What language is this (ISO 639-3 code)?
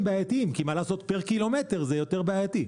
heb